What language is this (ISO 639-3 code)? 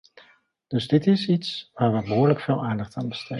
nld